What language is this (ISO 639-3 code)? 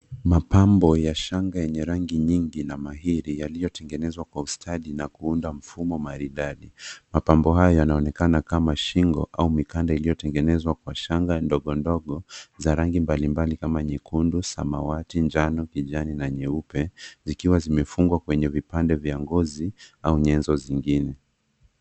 swa